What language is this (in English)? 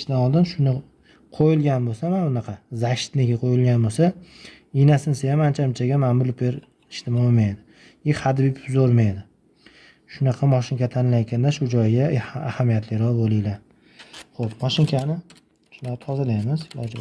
Turkish